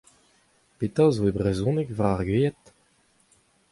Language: Breton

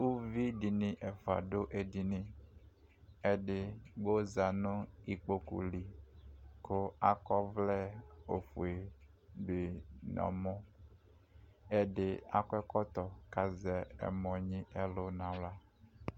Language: Ikposo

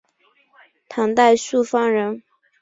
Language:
Chinese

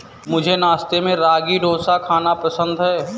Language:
Hindi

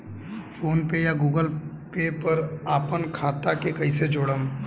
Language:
Bhojpuri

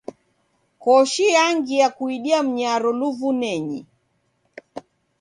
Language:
Taita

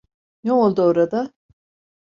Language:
Turkish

